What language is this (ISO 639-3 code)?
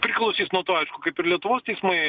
lit